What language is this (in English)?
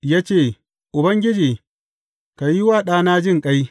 Hausa